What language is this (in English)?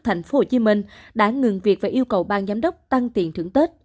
Vietnamese